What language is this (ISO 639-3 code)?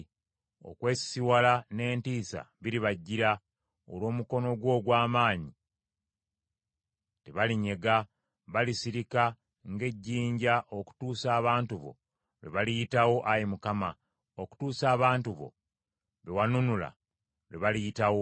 lug